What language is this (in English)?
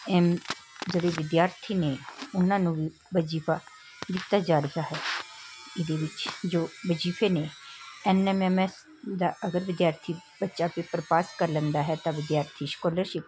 Punjabi